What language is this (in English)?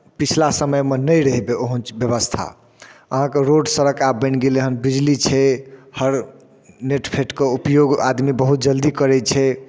Maithili